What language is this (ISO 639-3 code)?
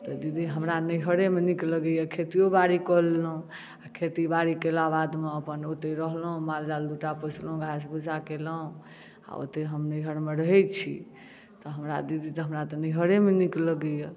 mai